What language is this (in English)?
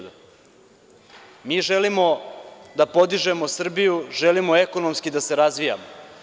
Serbian